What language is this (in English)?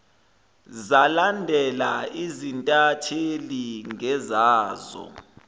Zulu